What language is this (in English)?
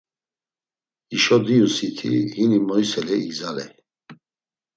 Laz